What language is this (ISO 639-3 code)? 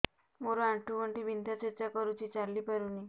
ori